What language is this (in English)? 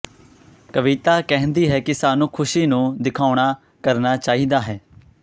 Punjabi